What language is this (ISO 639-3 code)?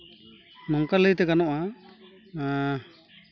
sat